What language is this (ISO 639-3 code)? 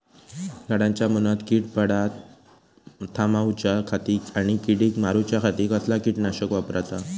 mar